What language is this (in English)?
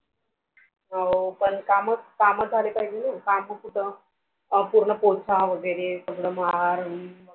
Marathi